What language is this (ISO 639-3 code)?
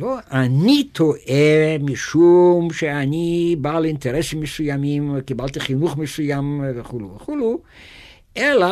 heb